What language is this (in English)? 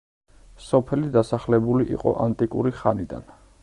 Georgian